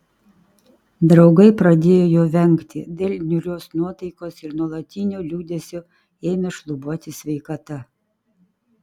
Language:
Lithuanian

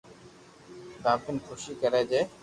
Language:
Loarki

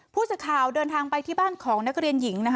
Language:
Thai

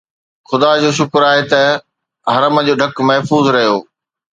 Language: Sindhi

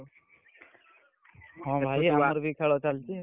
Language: Odia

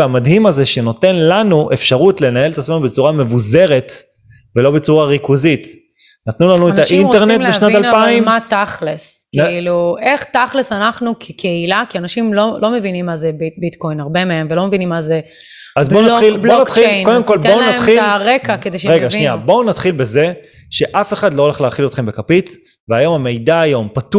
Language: Hebrew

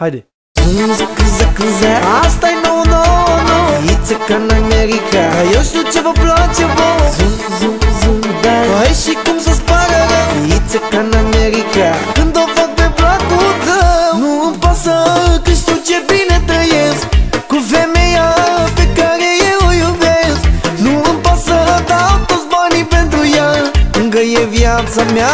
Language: Romanian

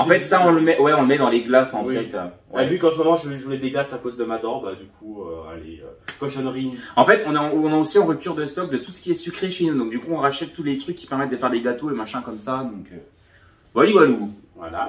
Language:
French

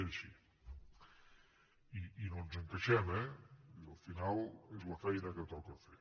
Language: Catalan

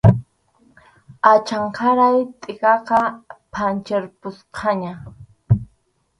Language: Arequipa-La Unión Quechua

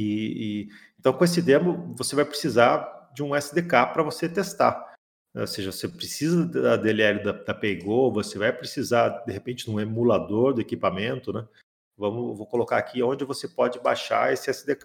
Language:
Portuguese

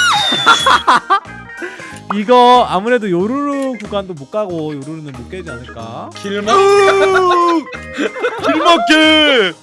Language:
Korean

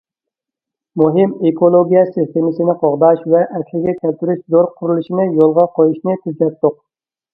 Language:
Uyghur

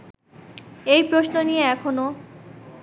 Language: Bangla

